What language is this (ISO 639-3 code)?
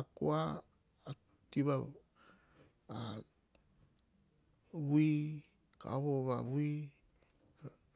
hah